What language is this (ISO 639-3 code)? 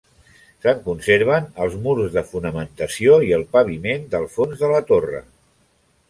cat